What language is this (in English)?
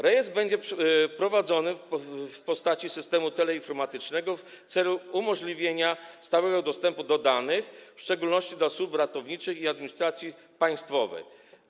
Polish